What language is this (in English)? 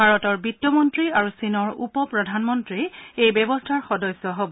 Assamese